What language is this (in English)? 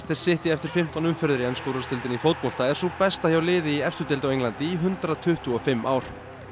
Icelandic